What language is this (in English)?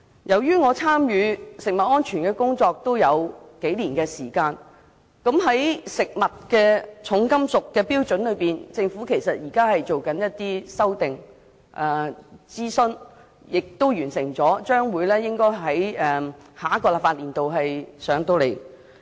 Cantonese